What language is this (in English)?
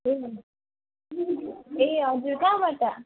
Nepali